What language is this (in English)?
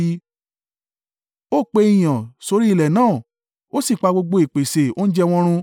Yoruba